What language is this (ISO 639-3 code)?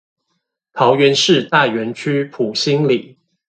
zho